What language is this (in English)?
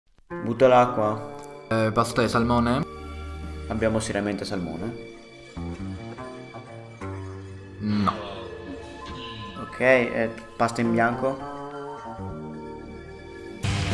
Italian